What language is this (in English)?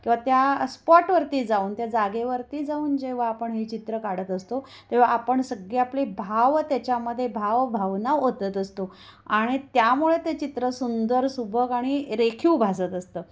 Marathi